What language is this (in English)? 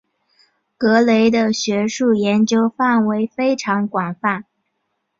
Chinese